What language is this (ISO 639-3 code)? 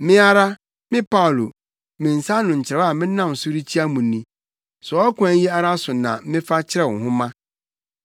aka